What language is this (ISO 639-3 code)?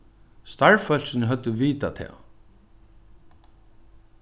fao